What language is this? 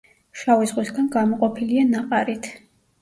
Georgian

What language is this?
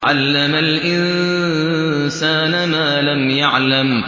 Arabic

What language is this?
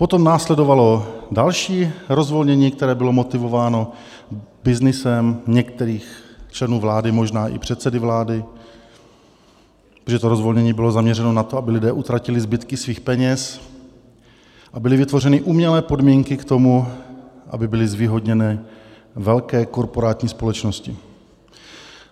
Czech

